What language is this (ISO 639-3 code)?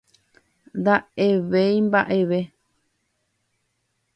grn